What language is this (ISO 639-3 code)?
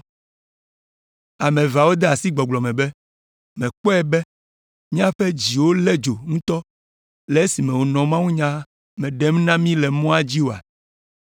ewe